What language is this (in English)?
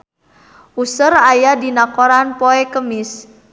Sundanese